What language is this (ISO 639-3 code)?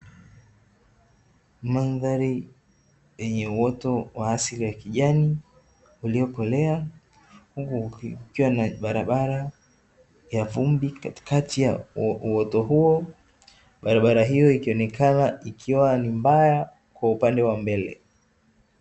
swa